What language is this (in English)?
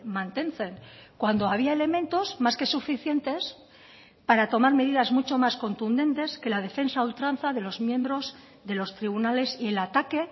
Spanish